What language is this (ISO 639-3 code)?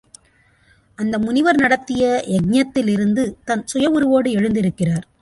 tam